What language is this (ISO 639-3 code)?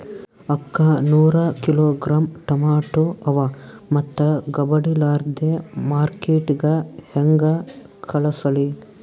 kan